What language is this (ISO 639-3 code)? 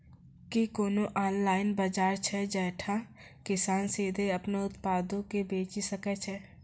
mai